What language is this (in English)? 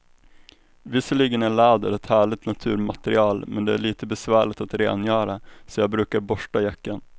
Swedish